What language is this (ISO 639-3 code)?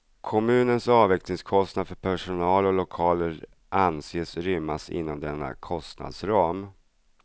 swe